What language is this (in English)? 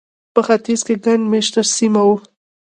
Pashto